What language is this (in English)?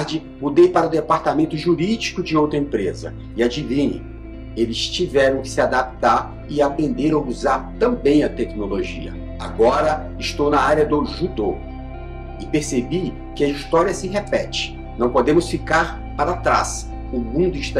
Portuguese